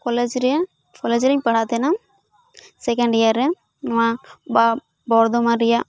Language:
Santali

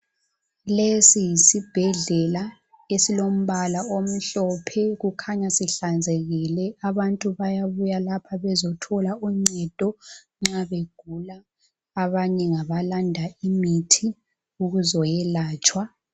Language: North Ndebele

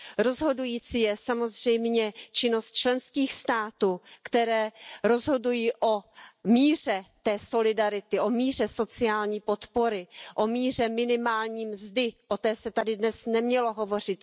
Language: Czech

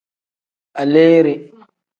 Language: Tem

